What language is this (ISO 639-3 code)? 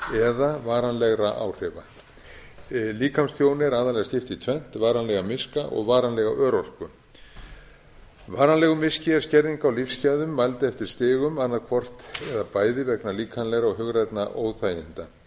isl